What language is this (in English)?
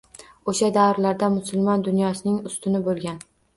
Uzbek